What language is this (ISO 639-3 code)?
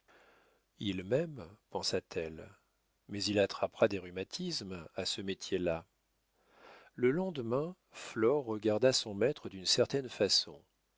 fra